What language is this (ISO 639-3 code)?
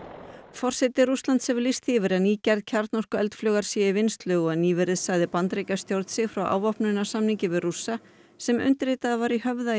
isl